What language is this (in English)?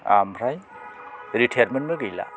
Bodo